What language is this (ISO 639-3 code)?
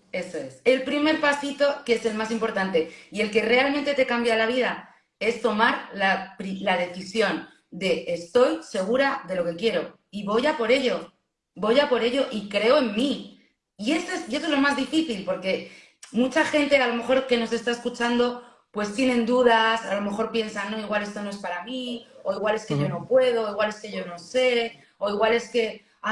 spa